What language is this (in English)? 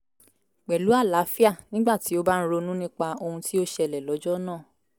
Yoruba